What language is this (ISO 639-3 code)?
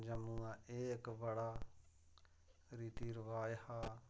doi